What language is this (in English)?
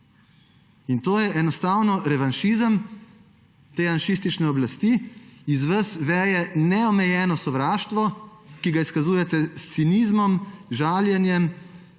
Slovenian